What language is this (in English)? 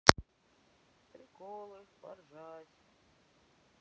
Russian